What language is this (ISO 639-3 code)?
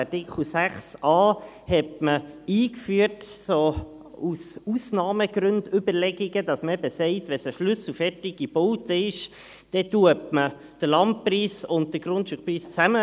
gsw